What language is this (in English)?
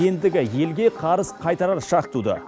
Kazakh